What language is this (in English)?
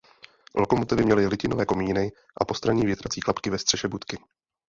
Czech